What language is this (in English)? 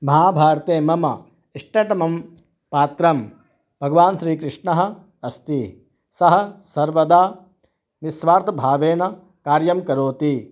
Sanskrit